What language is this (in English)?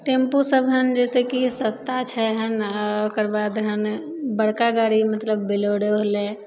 Maithili